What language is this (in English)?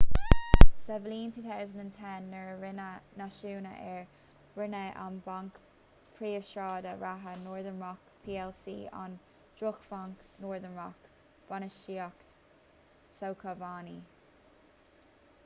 Irish